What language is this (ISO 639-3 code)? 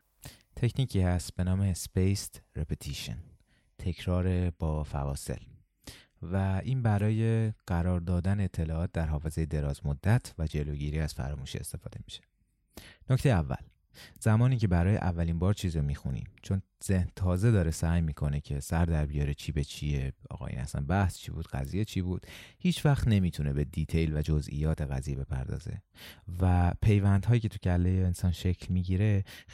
fas